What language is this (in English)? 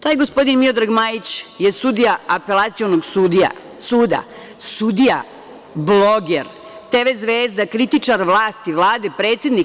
Serbian